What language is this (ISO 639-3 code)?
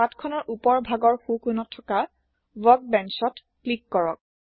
asm